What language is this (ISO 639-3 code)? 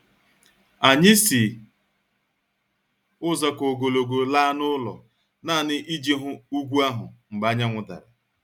ibo